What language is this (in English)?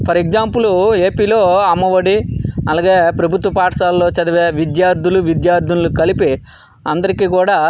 Telugu